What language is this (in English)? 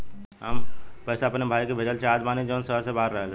Bhojpuri